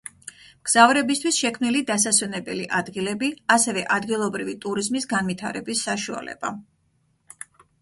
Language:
Georgian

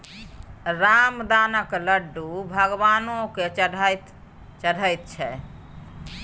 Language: Maithili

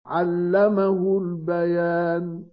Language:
Arabic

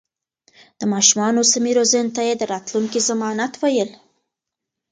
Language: Pashto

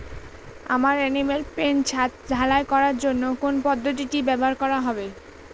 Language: Bangla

